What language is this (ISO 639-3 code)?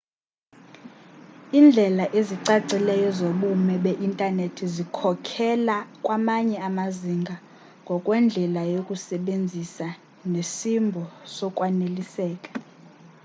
xho